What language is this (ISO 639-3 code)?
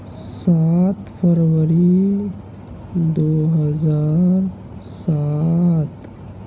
urd